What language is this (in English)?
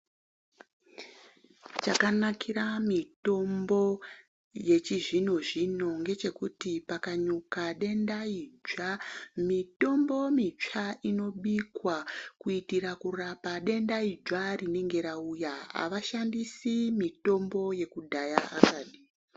Ndau